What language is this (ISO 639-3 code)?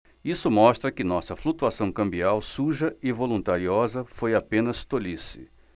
por